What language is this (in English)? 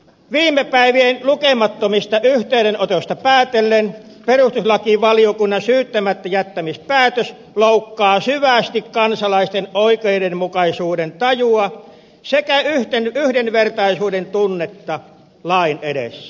Finnish